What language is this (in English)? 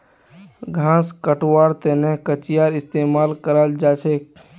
Magahi